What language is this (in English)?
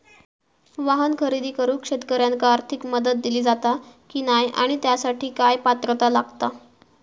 Marathi